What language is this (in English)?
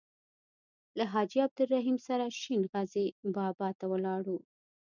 Pashto